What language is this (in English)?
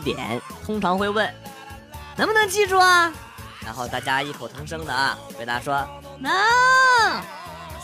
Chinese